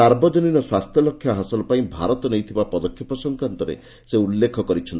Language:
Odia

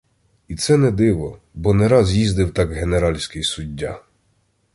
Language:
Ukrainian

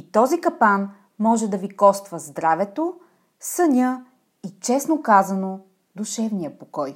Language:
Bulgarian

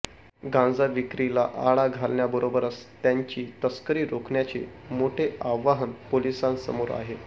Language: Marathi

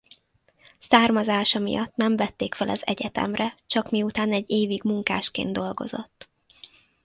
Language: Hungarian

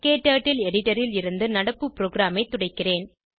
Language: Tamil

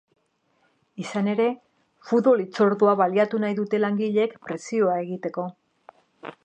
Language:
Basque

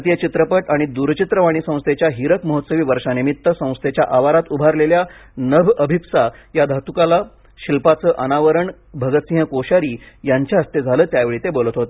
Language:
Marathi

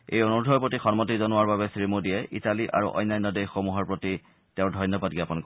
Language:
Assamese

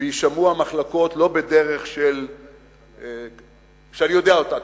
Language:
Hebrew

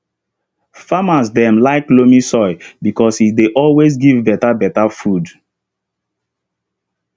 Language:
Nigerian Pidgin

